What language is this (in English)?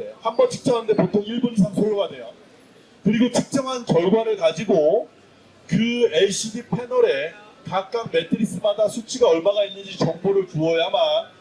Korean